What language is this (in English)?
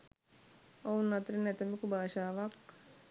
Sinhala